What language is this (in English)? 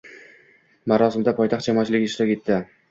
Uzbek